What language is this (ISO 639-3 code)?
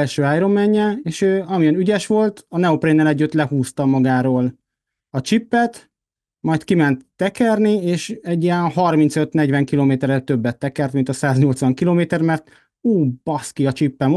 hun